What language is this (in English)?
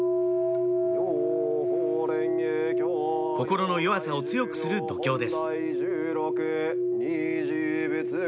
Japanese